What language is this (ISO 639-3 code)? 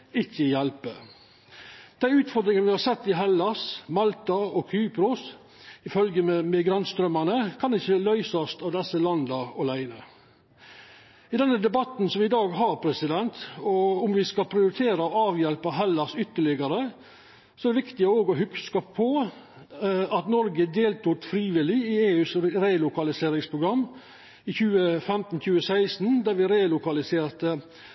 nno